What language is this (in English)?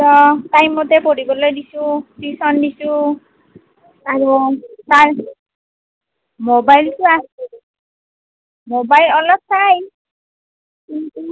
Assamese